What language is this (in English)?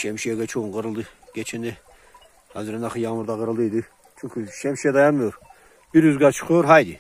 Turkish